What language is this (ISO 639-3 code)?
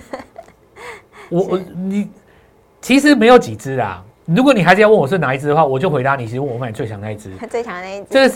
zho